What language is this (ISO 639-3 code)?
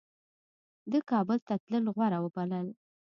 pus